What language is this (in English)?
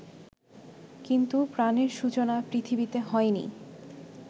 Bangla